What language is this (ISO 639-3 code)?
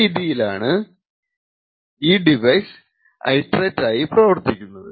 mal